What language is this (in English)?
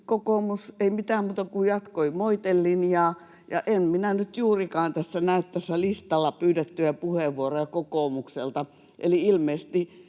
Finnish